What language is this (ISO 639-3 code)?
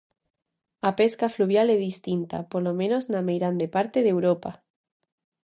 glg